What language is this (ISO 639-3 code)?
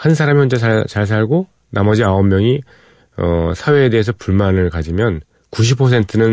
kor